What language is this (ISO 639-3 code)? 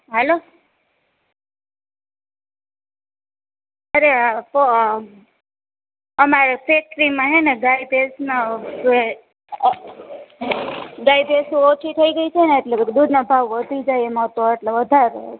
guj